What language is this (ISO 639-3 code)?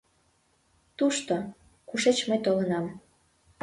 chm